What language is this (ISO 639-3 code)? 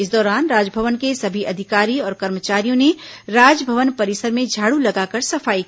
hin